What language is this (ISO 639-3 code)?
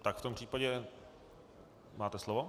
ces